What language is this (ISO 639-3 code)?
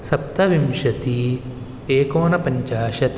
san